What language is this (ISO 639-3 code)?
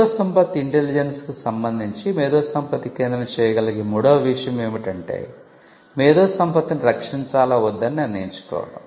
tel